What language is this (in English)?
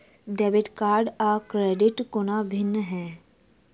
Maithili